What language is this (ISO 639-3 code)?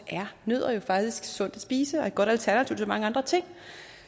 dan